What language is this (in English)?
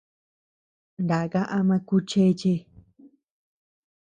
Tepeuxila Cuicatec